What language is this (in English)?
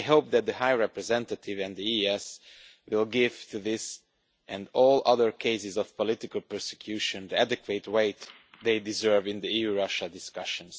English